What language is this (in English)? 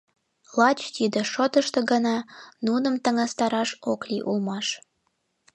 Mari